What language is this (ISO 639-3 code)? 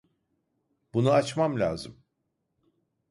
tur